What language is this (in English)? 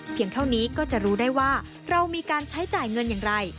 Thai